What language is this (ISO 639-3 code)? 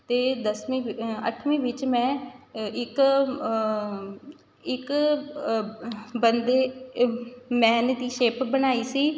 pan